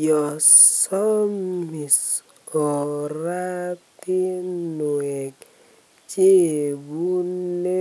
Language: Kalenjin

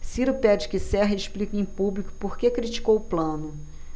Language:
Portuguese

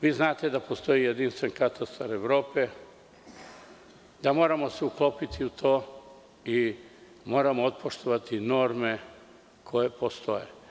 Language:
Serbian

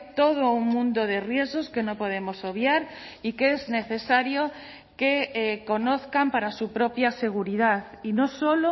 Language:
Spanish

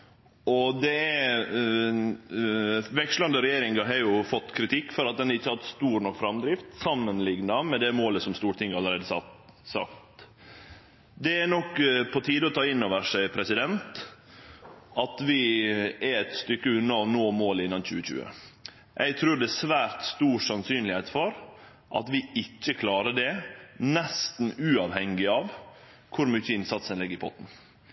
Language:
Norwegian Nynorsk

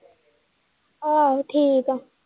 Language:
Punjabi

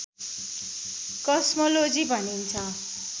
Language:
Nepali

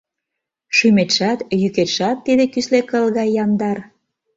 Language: Mari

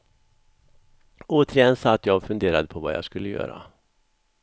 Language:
Swedish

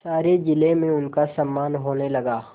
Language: Hindi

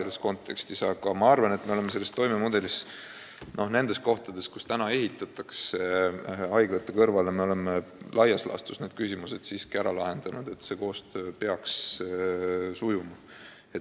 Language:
Estonian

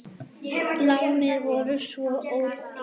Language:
Icelandic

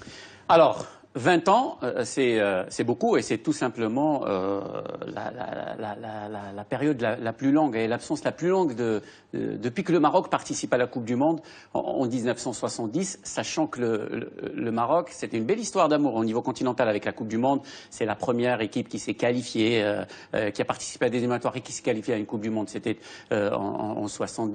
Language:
French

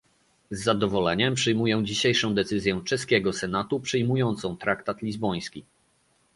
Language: Polish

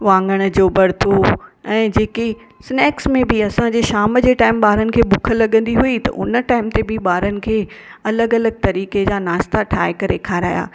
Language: Sindhi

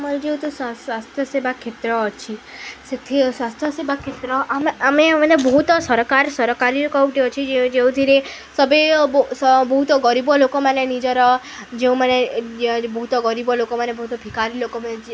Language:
Odia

